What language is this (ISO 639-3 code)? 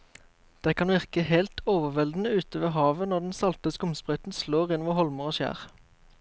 nor